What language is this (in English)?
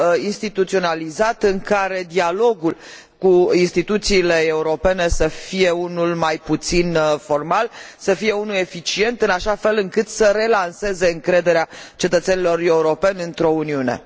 Romanian